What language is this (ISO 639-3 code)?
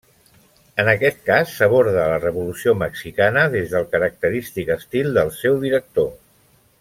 cat